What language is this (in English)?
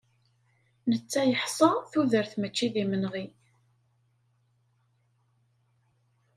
Kabyle